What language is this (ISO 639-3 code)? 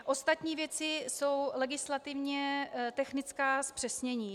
ces